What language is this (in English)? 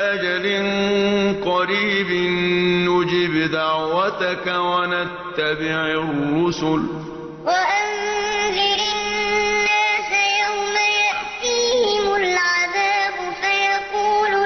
Arabic